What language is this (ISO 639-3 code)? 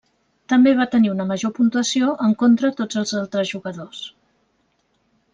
cat